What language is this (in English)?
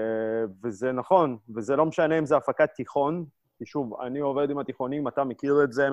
Hebrew